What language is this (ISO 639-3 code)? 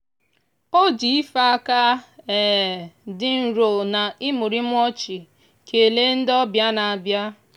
ibo